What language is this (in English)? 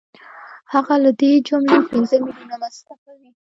Pashto